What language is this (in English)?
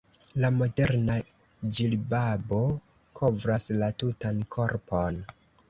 Esperanto